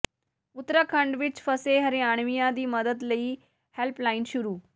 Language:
Punjabi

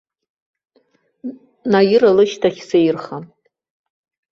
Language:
Abkhazian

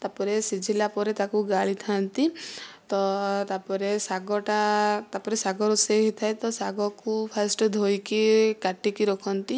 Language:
Odia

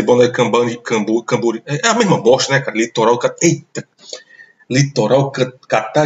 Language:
Portuguese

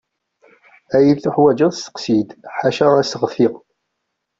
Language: Kabyle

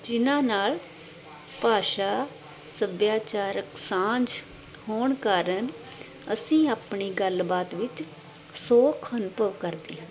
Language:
Punjabi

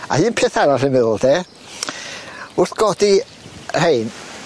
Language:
Welsh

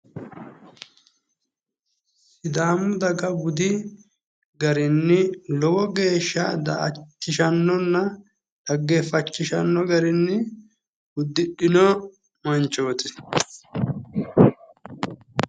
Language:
Sidamo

